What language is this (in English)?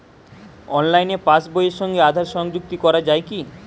Bangla